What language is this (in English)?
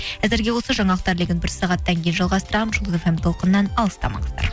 Kazakh